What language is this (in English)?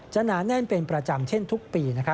Thai